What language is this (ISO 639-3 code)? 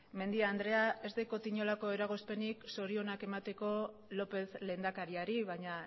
eus